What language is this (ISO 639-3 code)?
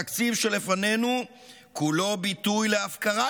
heb